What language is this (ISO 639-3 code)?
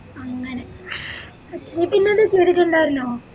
mal